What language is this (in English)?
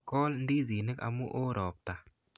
Kalenjin